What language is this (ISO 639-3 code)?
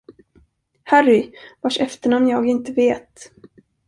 swe